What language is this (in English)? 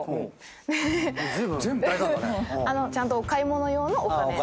Japanese